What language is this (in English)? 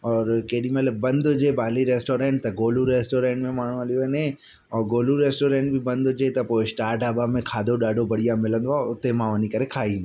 Sindhi